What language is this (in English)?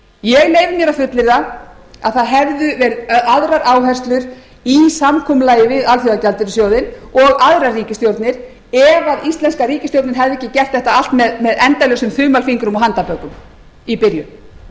Icelandic